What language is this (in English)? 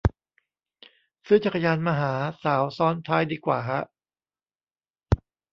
Thai